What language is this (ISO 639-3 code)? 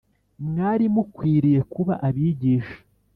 kin